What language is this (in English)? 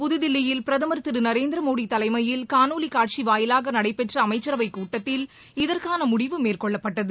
Tamil